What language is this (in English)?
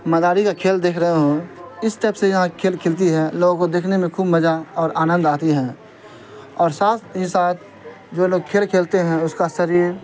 Urdu